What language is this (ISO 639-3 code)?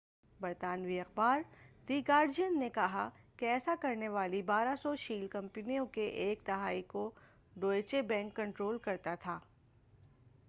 urd